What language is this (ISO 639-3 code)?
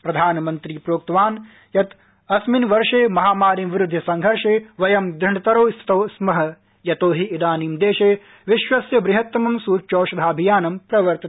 san